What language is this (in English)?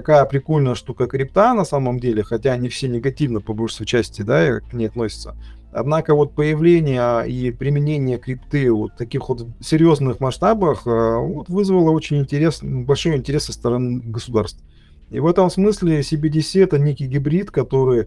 Russian